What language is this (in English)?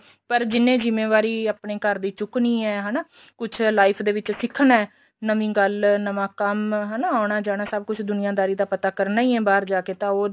Punjabi